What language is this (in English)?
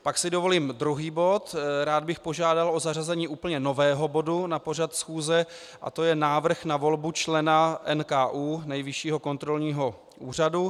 Czech